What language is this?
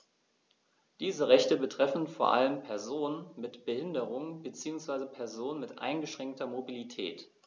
German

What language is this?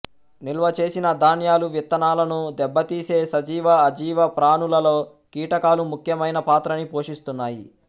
Telugu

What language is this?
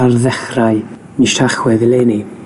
Welsh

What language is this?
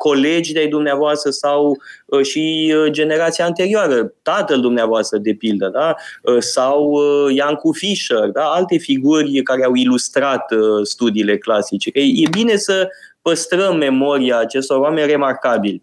Romanian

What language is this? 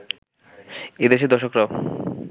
Bangla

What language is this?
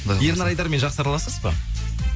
Kazakh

